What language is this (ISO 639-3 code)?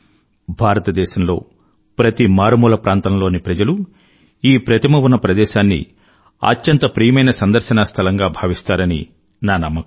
tel